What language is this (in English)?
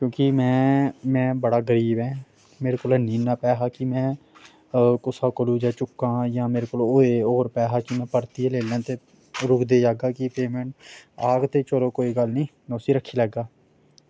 Dogri